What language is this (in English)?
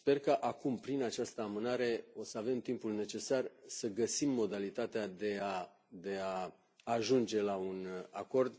Romanian